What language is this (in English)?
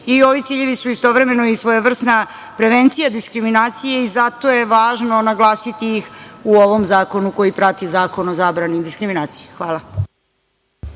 Serbian